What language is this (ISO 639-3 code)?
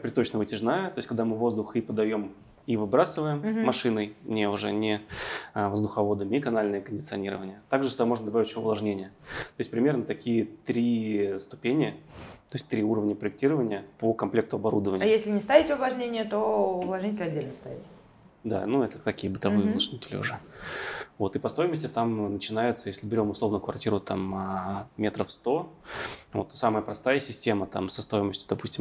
rus